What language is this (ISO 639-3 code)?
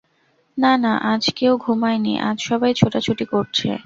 ben